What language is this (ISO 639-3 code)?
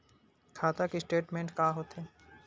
hne